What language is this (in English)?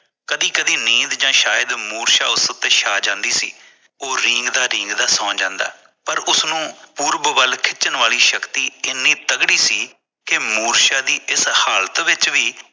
Punjabi